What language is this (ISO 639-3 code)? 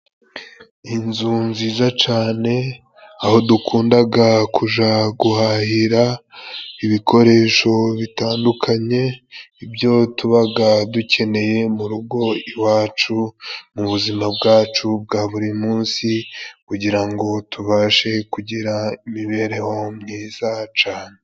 kin